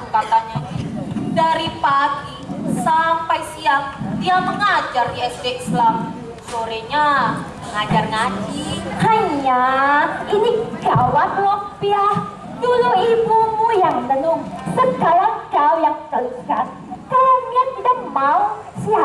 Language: Indonesian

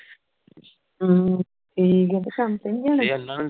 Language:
Punjabi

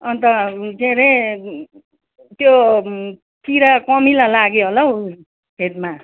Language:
Nepali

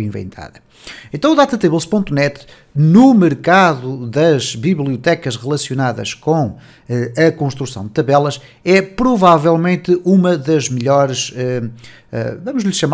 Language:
Portuguese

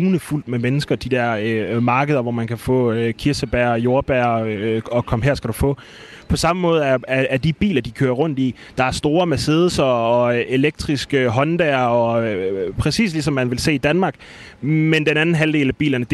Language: Danish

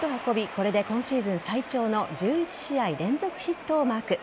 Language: Japanese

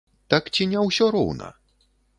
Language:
Belarusian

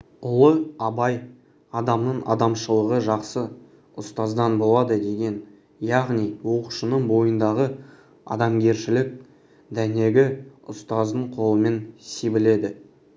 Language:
Kazakh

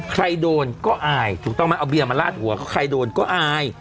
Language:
Thai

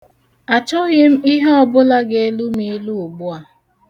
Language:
Igbo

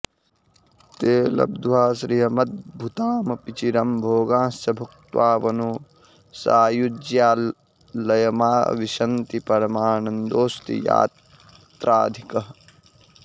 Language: Sanskrit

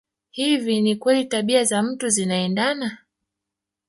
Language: Swahili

